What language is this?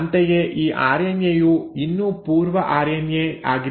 Kannada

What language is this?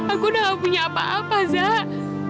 Indonesian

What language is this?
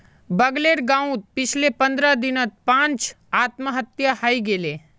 Magahi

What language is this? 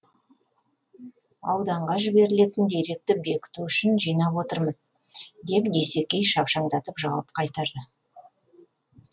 Kazakh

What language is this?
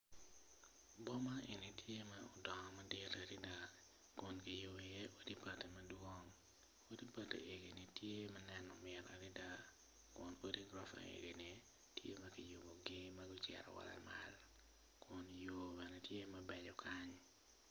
Acoli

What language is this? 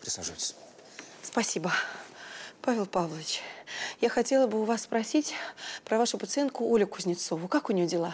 Russian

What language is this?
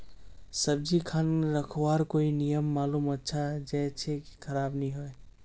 Magahi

